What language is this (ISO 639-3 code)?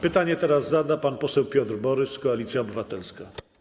pol